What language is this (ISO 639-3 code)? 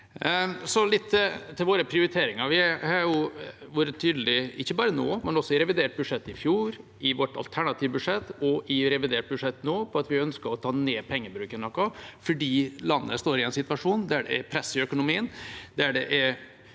nor